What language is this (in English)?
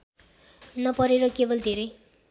Nepali